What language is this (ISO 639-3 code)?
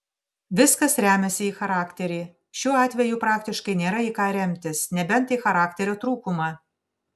lit